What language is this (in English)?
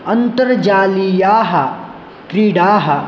Sanskrit